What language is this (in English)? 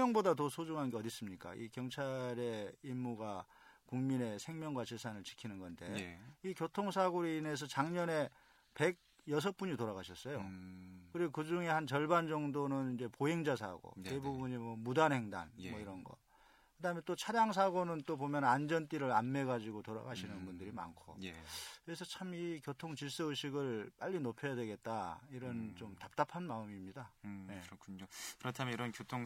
Korean